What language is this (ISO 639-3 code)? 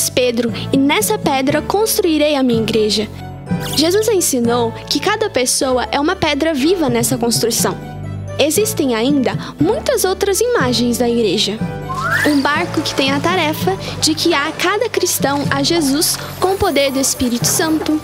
por